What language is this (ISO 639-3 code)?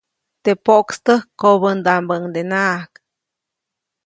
zoc